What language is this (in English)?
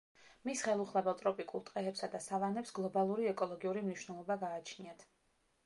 Georgian